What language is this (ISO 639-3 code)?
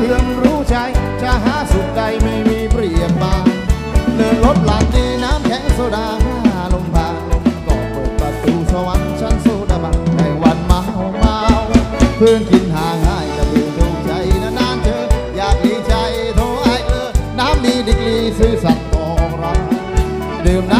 tha